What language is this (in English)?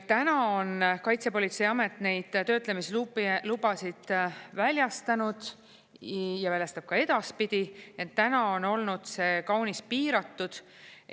Estonian